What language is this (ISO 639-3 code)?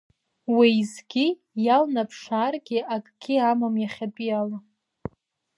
abk